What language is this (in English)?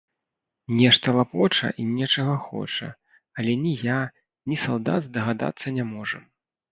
Belarusian